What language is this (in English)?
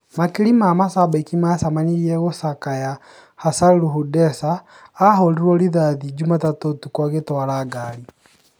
Kikuyu